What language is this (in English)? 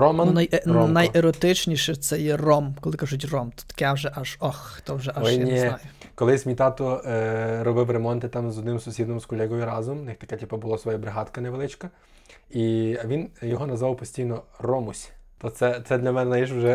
Ukrainian